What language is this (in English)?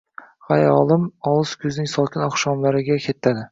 Uzbek